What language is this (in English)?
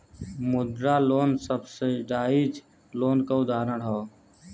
Bhojpuri